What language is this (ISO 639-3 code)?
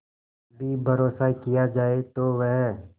hin